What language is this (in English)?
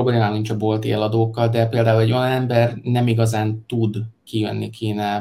Hungarian